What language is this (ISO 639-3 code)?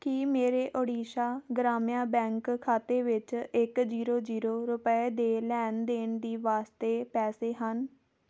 pan